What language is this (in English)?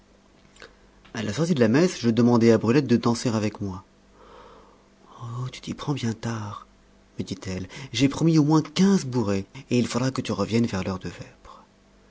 French